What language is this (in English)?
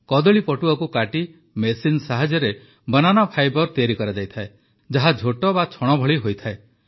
Odia